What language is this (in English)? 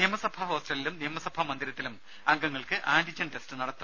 Malayalam